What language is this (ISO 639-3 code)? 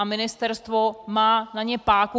ces